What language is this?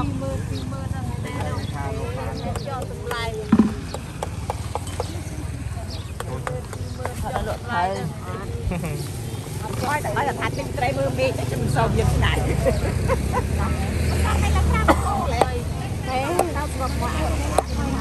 Thai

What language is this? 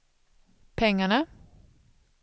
Swedish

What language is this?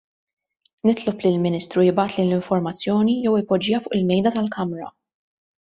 Maltese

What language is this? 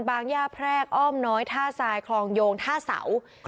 Thai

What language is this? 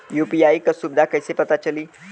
Bhojpuri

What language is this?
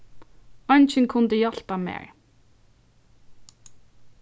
Faroese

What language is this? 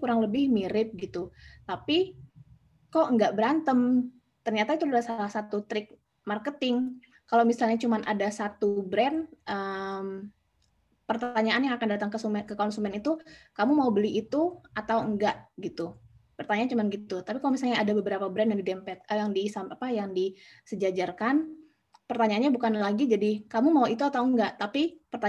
Indonesian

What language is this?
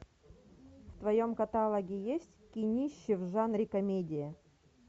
Russian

